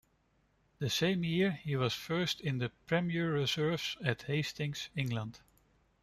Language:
English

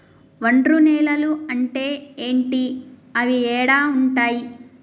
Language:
Telugu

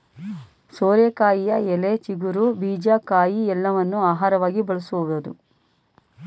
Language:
Kannada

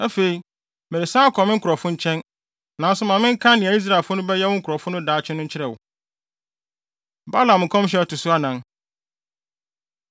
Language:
Akan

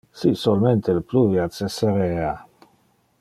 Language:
Interlingua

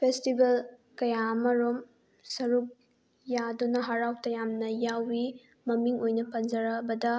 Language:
Manipuri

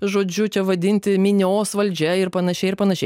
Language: Lithuanian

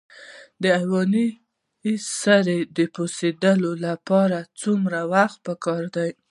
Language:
Pashto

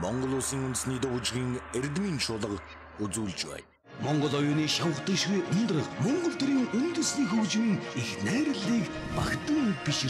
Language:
Arabic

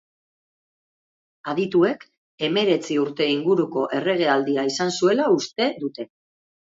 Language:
Basque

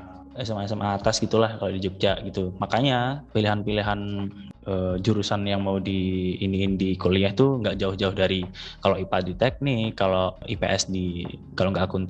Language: Indonesian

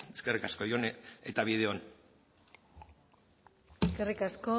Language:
Basque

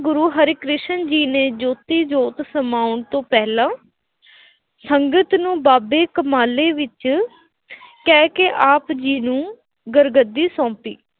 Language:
Punjabi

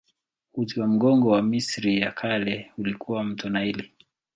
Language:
Swahili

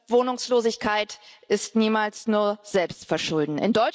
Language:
German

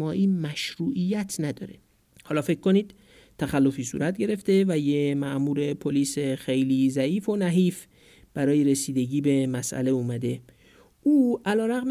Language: Persian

